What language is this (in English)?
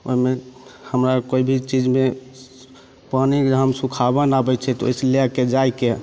Maithili